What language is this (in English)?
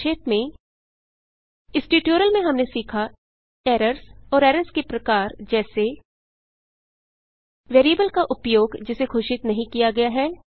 Hindi